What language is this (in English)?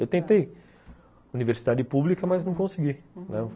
Portuguese